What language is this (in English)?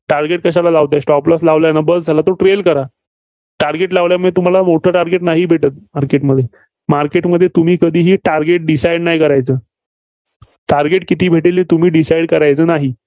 Marathi